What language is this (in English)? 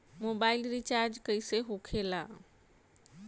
Bhojpuri